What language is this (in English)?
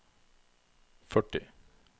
Norwegian